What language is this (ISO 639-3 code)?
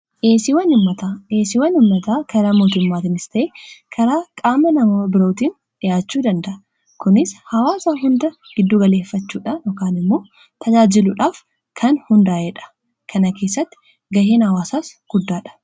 orm